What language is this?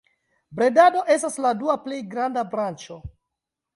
Esperanto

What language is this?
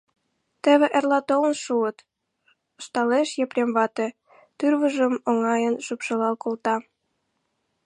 Mari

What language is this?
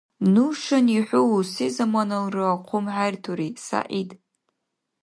Dargwa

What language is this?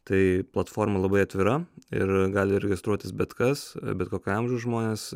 Lithuanian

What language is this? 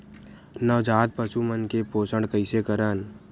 Chhattisgarhi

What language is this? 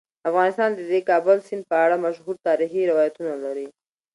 Pashto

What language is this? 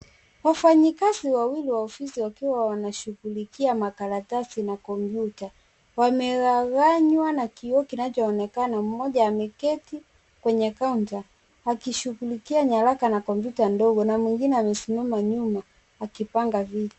Swahili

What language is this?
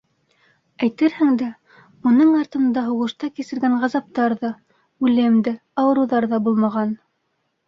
Bashkir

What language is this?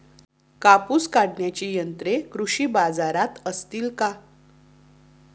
Marathi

